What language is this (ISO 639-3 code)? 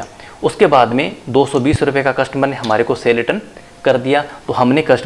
hin